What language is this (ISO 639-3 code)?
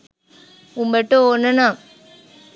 sin